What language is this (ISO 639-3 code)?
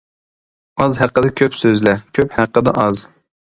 uig